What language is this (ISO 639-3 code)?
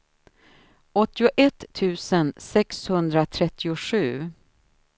swe